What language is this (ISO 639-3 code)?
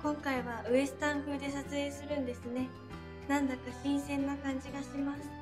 jpn